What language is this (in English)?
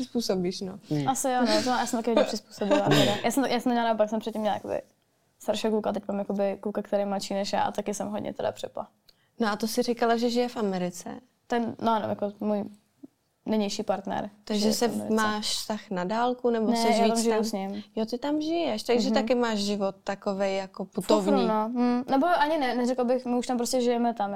Czech